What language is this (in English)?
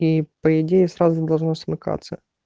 Russian